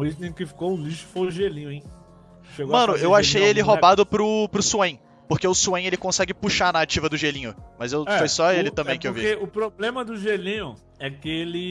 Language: Portuguese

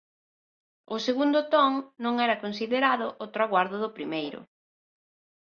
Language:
Galician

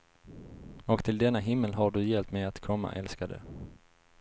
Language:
Swedish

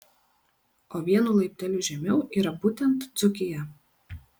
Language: Lithuanian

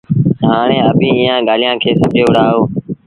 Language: Sindhi Bhil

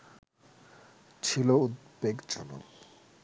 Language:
Bangla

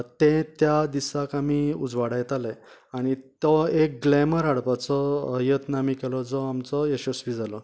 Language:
Konkani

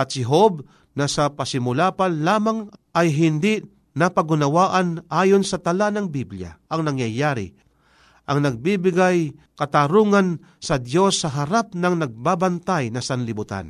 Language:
Filipino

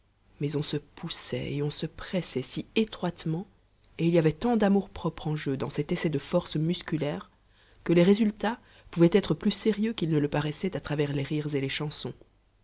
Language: French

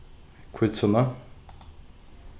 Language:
Faroese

